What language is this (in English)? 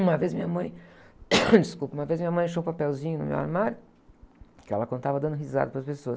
Portuguese